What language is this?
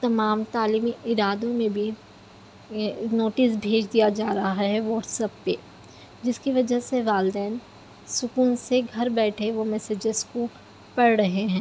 Urdu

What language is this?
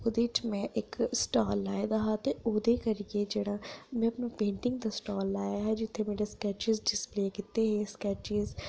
Dogri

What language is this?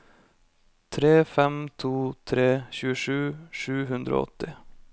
Norwegian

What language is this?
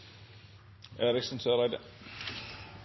Norwegian Nynorsk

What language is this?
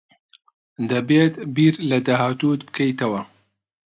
Central Kurdish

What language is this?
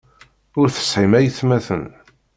Kabyle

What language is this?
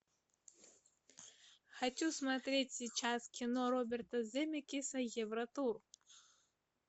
Russian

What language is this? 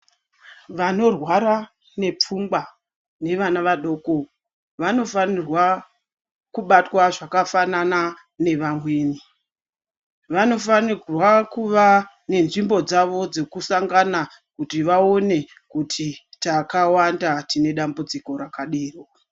Ndau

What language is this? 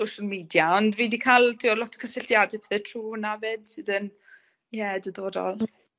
Welsh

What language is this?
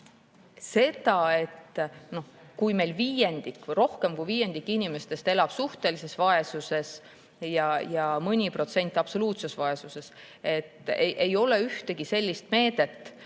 Estonian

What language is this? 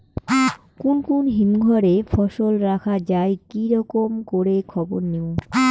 Bangla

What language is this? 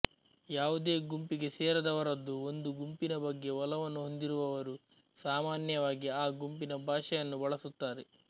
Kannada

